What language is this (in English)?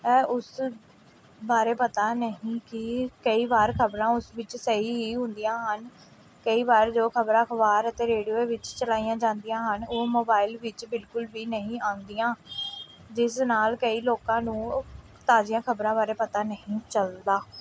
Punjabi